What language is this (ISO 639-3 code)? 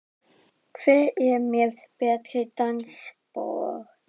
isl